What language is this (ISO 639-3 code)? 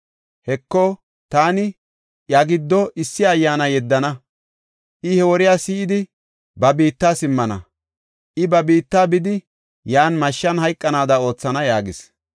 gof